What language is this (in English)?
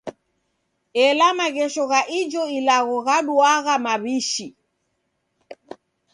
Taita